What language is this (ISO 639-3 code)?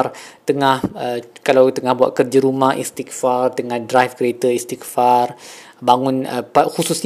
msa